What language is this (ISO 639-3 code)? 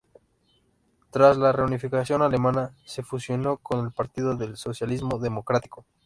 spa